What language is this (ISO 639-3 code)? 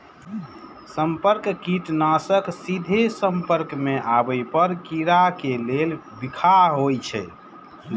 mai